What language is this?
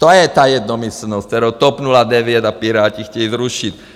Czech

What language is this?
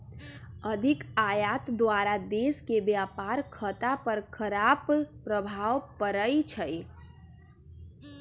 Magahi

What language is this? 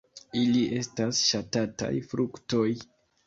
Esperanto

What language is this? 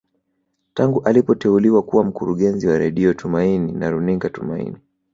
Swahili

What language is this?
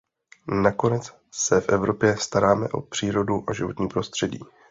Czech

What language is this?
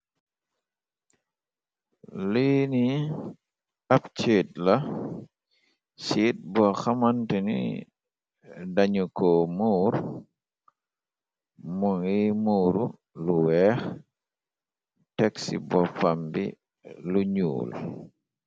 Wolof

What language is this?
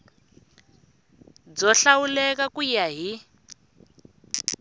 Tsonga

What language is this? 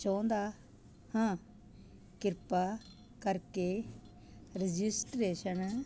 Punjabi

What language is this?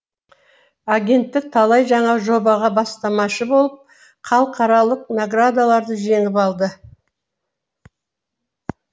Kazakh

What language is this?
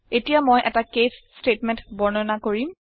Assamese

